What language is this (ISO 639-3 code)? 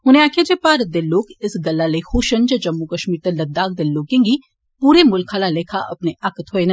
doi